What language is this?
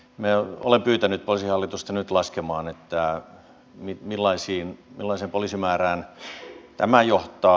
Finnish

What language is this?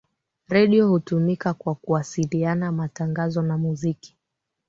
Swahili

